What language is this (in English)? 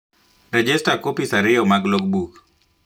Luo (Kenya and Tanzania)